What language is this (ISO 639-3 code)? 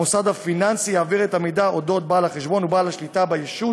heb